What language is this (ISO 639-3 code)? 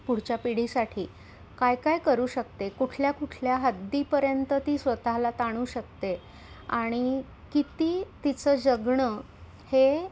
mar